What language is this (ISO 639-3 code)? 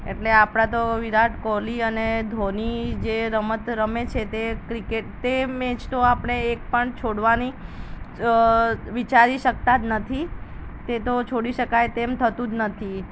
guj